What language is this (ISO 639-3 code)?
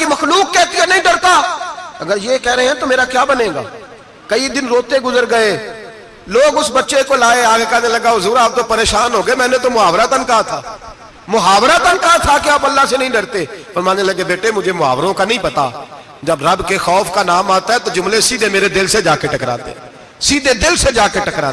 urd